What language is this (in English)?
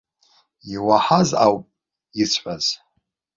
Abkhazian